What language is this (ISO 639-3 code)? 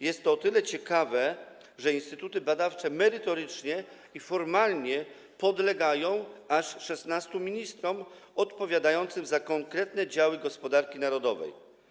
pol